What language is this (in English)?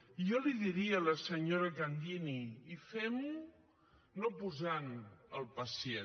Catalan